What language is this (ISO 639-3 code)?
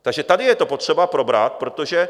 ces